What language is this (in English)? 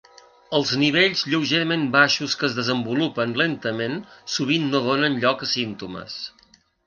Catalan